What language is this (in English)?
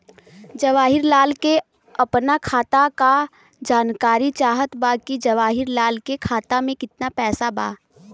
Bhojpuri